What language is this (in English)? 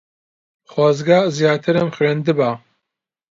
Central Kurdish